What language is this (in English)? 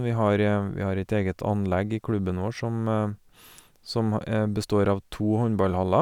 Norwegian